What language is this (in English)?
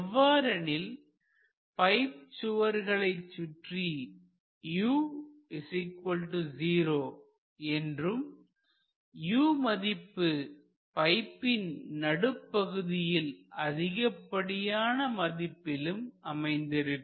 Tamil